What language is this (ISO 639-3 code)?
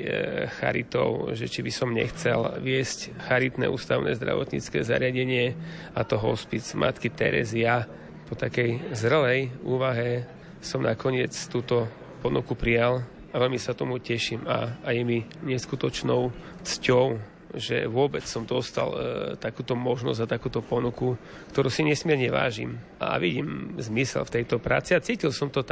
slk